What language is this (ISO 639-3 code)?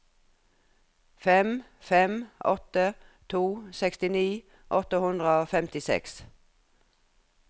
nor